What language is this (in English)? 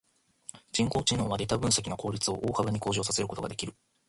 Japanese